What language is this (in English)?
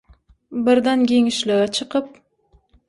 Turkmen